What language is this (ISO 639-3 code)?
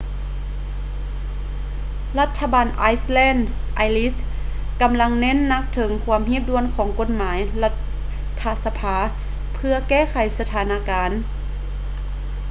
lao